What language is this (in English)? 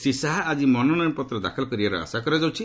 Odia